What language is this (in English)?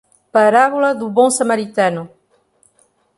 Portuguese